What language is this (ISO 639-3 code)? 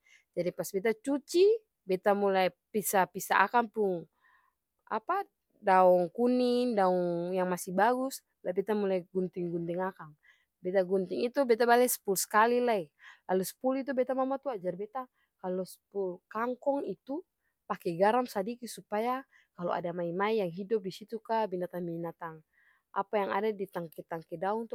abs